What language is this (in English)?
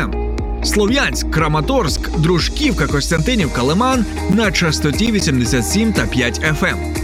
Ukrainian